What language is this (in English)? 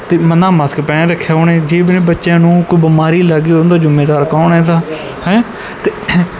Punjabi